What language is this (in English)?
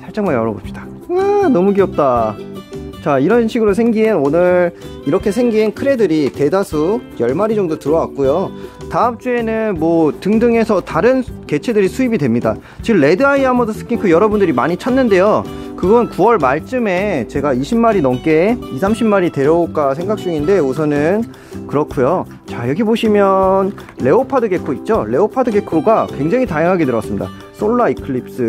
Korean